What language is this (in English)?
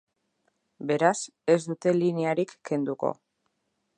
Basque